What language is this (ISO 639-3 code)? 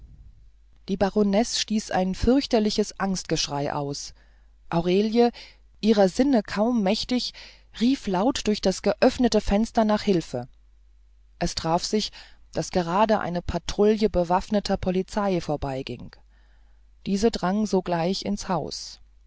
deu